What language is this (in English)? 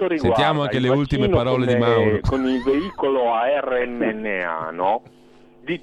Italian